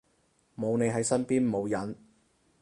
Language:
Cantonese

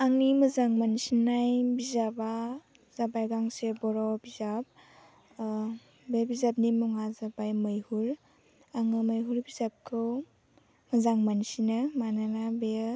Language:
Bodo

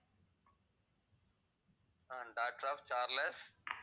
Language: Tamil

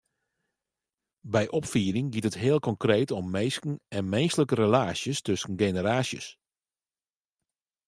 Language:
Western Frisian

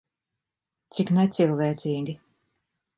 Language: Latvian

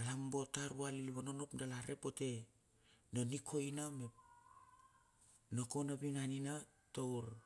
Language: Bilur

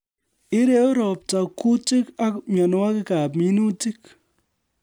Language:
Kalenjin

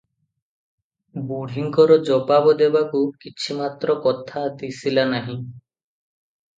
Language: Odia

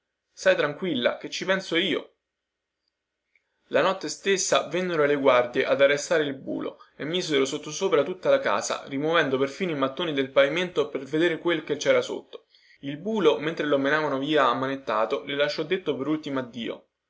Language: Italian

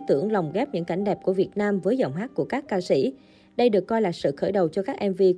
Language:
Vietnamese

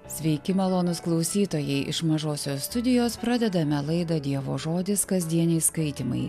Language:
Lithuanian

